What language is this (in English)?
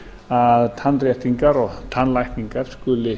Icelandic